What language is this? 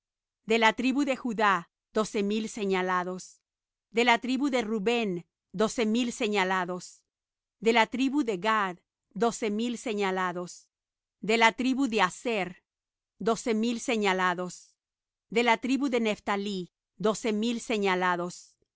Spanish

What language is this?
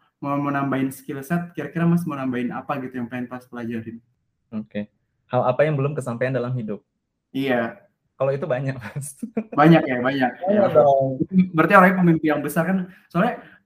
Indonesian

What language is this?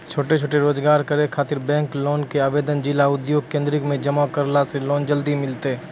Maithili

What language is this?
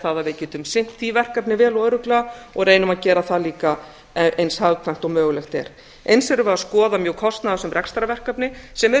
Icelandic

